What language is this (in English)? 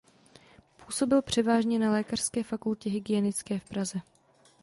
Czech